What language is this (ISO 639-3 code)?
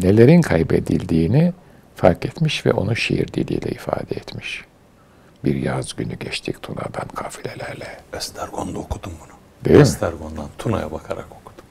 tur